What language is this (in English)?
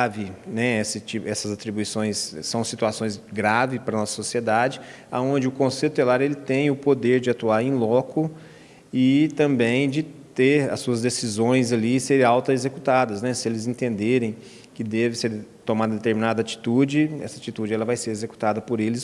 Portuguese